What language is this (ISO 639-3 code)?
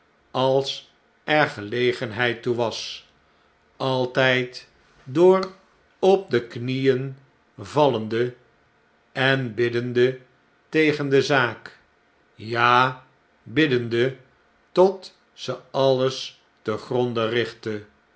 nld